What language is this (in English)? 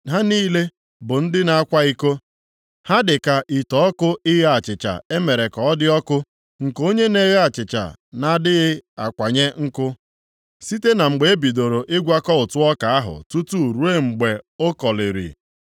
Igbo